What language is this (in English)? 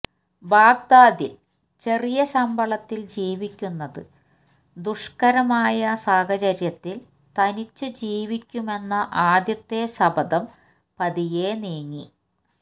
Malayalam